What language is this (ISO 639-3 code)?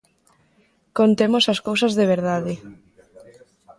glg